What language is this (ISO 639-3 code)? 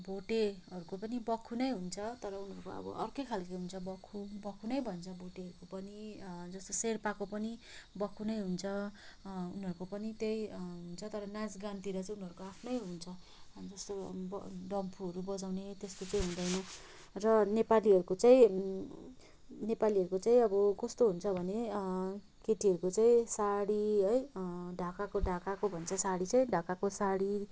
nep